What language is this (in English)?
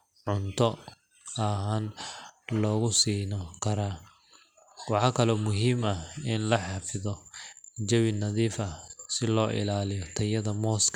Somali